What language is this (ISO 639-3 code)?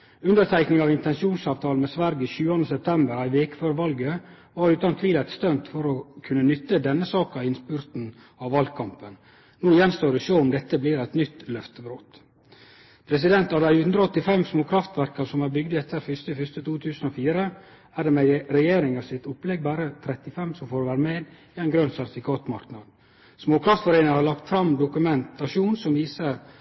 nno